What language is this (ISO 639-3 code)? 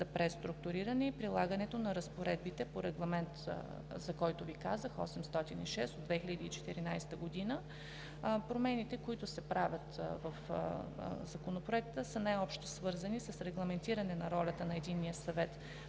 bul